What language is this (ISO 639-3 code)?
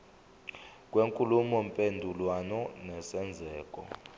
zul